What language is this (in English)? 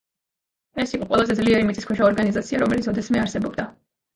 Georgian